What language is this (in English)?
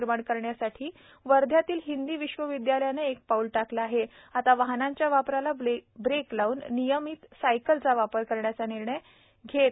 Marathi